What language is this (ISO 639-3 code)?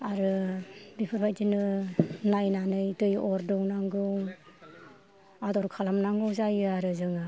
brx